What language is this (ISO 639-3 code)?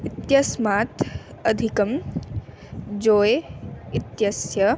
san